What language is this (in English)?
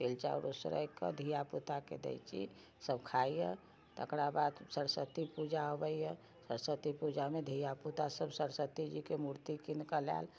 Maithili